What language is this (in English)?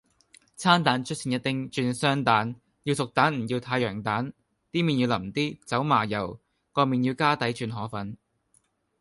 Cantonese